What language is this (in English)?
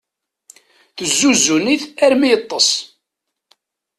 Kabyle